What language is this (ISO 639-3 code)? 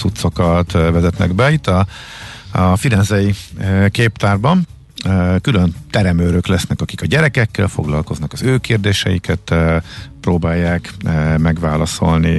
hun